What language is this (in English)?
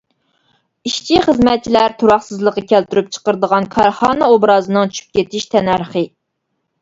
Uyghur